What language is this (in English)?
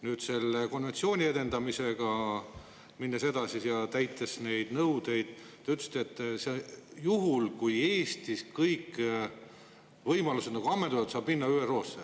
Estonian